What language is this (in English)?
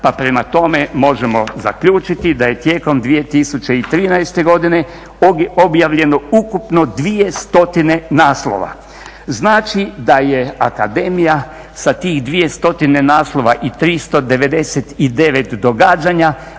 Croatian